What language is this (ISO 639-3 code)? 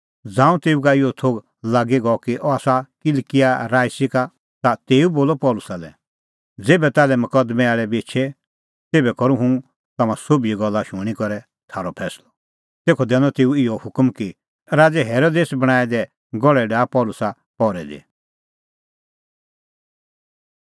kfx